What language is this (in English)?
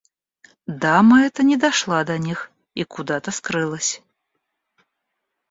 Russian